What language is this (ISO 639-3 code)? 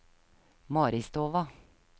nor